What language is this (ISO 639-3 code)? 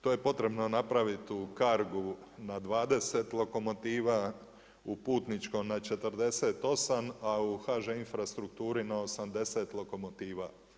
hrv